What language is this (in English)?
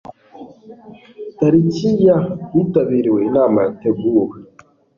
Kinyarwanda